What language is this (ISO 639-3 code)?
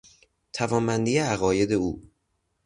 fas